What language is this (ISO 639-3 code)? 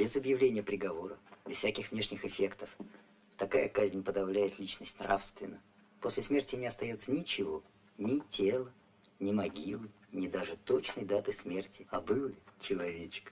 rus